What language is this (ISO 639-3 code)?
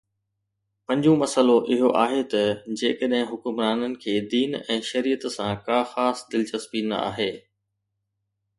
snd